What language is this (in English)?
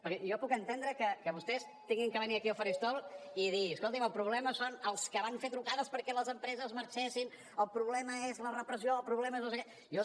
Catalan